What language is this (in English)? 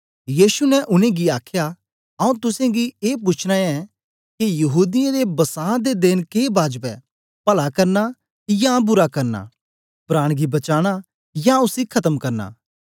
Dogri